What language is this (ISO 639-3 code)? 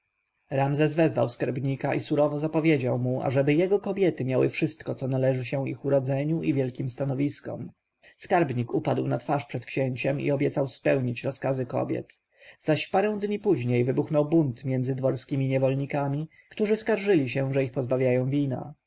pol